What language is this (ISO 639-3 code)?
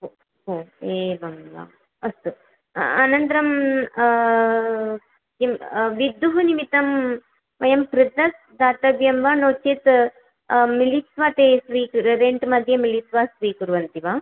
san